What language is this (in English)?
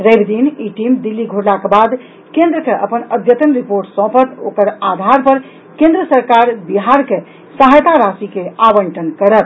Maithili